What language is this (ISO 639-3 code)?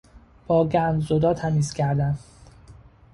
fas